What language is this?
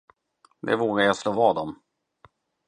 Swedish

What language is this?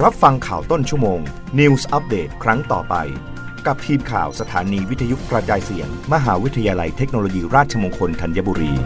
Thai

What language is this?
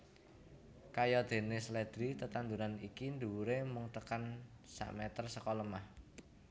Javanese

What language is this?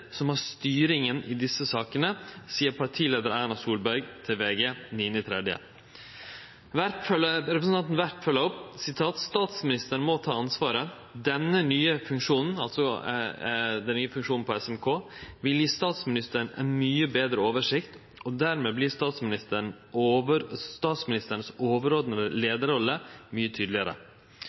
Norwegian Nynorsk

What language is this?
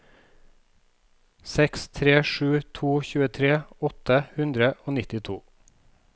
Norwegian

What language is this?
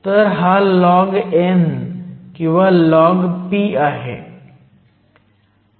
Marathi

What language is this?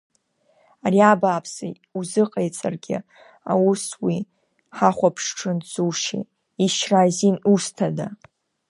Abkhazian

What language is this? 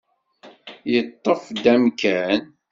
Kabyle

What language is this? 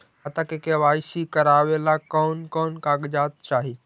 Magahi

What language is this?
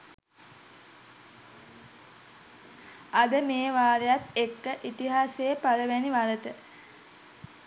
Sinhala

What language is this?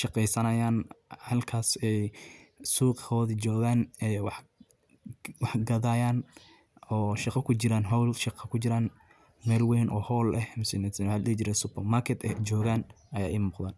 Somali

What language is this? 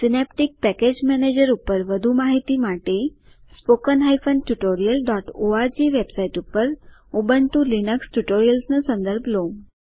Gujarati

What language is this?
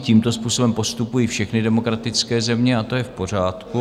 Czech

